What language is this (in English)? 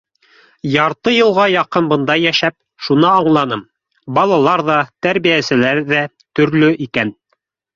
Bashkir